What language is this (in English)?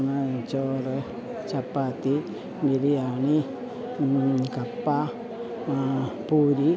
Malayalam